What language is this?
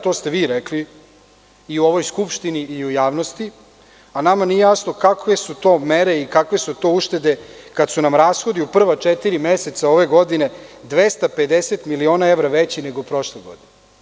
Serbian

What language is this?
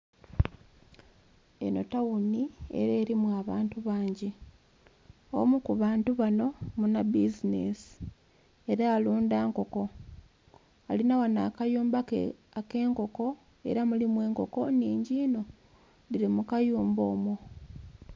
Soga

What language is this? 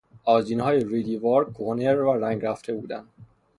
Persian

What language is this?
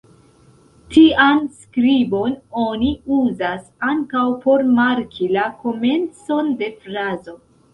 Esperanto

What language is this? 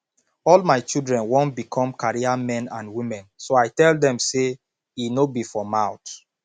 Nigerian Pidgin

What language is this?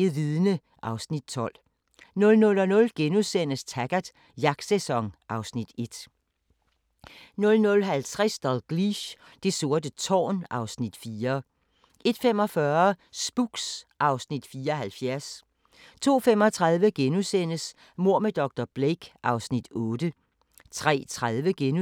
Danish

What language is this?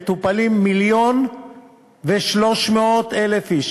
Hebrew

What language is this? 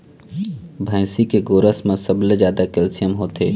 Chhattisgarhi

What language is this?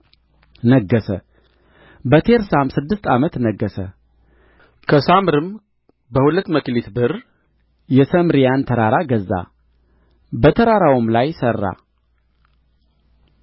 Amharic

